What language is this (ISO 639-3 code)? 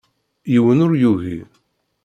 kab